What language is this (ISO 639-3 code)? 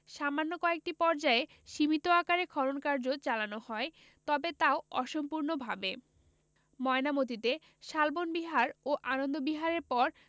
ben